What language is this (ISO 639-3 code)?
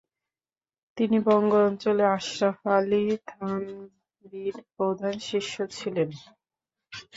ben